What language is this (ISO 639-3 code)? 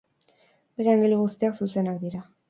eus